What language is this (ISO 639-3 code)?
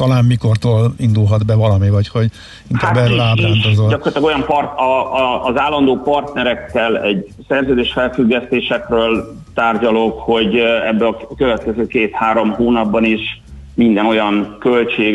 hun